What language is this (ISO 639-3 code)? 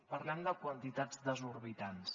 cat